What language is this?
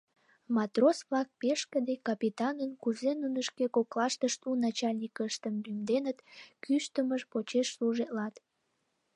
Mari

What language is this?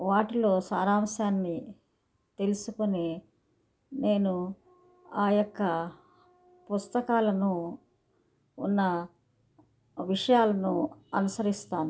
Telugu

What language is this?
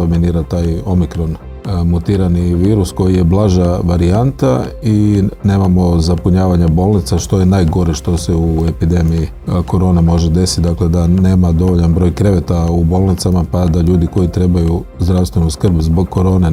Croatian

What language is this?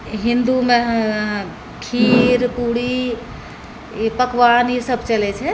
Maithili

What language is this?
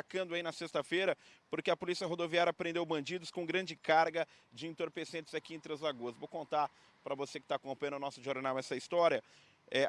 Portuguese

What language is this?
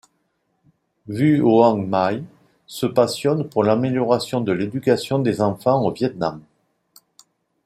French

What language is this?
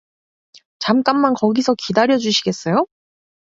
Korean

